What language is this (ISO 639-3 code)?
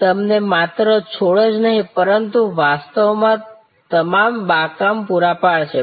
guj